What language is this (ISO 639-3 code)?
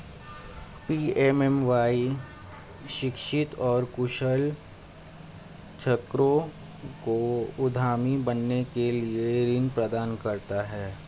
hin